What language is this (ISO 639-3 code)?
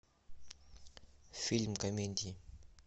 rus